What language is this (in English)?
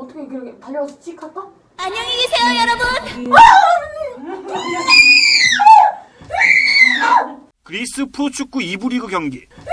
Korean